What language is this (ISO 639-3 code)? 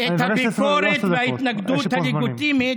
heb